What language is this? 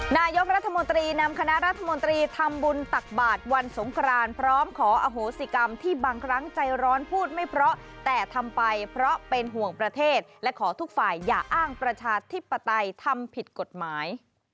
Thai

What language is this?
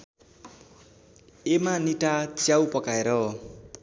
Nepali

